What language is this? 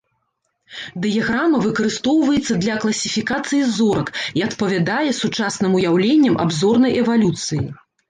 Belarusian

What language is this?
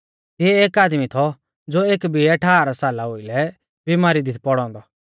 Mahasu Pahari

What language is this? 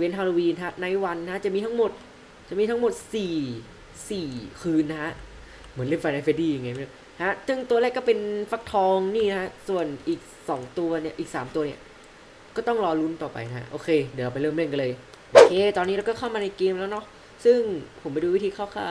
Thai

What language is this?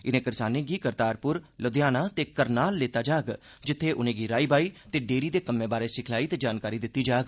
Dogri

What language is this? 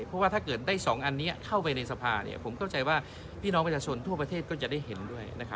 Thai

